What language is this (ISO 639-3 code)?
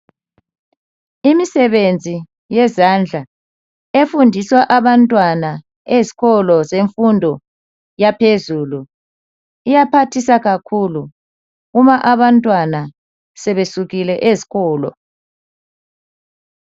nde